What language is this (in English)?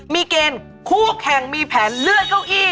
Thai